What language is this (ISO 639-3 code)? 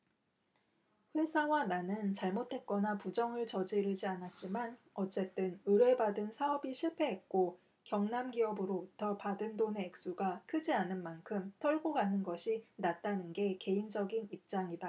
kor